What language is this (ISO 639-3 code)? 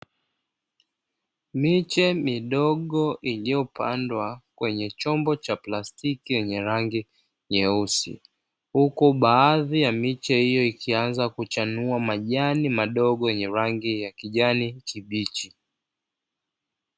swa